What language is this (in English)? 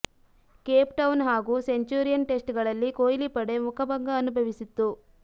Kannada